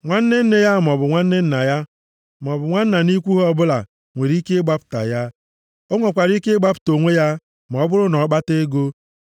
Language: Igbo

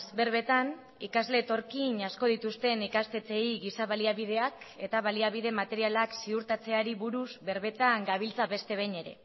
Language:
Basque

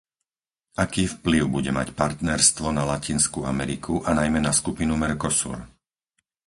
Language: Slovak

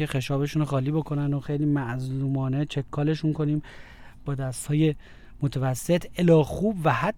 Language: Persian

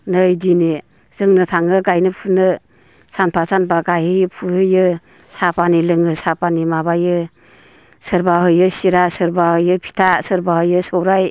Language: Bodo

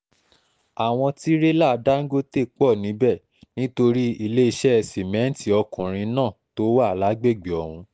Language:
Yoruba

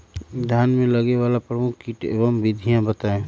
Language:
Magahi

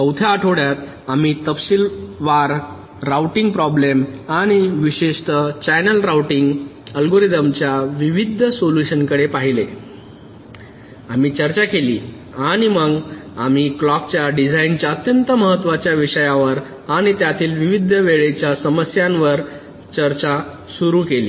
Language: Marathi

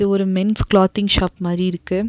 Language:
Tamil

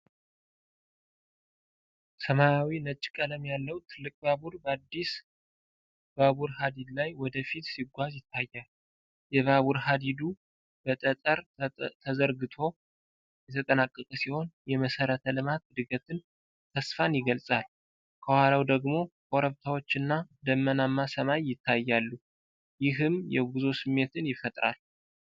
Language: Amharic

